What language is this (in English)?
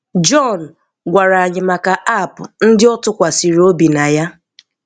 Igbo